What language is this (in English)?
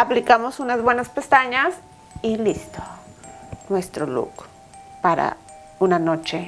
Spanish